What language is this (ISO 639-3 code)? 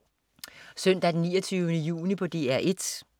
dan